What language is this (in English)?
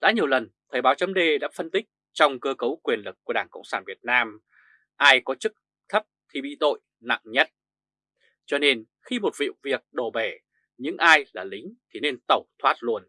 Vietnamese